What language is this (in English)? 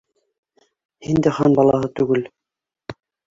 Bashkir